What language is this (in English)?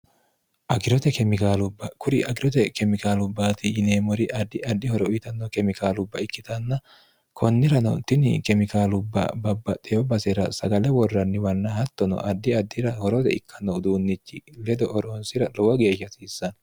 Sidamo